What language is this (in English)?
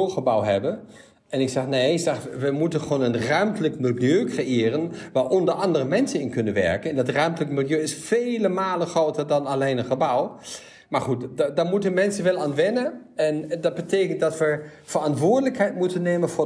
Dutch